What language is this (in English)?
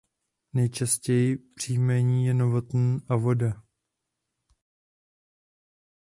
Czech